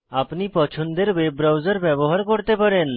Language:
Bangla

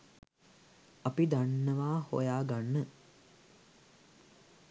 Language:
Sinhala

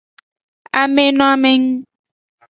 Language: Aja (Benin)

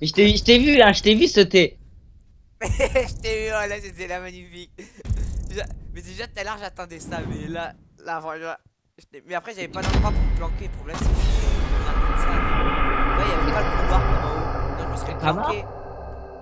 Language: French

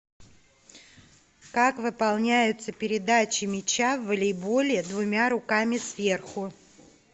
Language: Russian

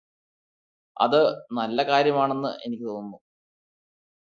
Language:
Malayalam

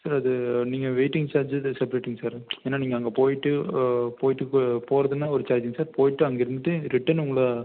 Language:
Tamil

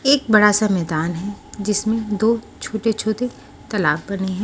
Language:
Hindi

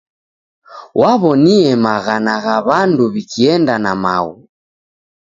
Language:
Taita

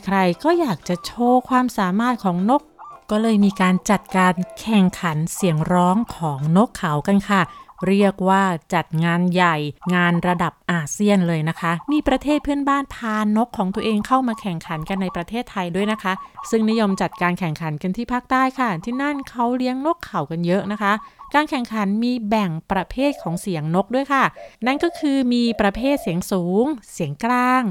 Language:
Thai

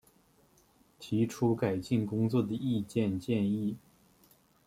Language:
Chinese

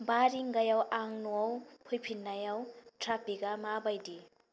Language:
Bodo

